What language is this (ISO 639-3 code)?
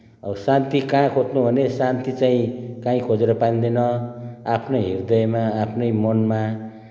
nep